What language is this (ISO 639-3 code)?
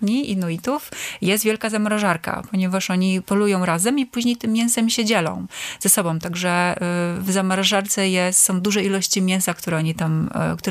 pol